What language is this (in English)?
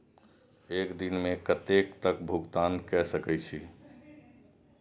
Maithili